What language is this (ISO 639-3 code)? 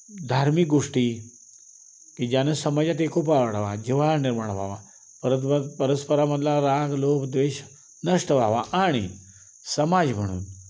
mar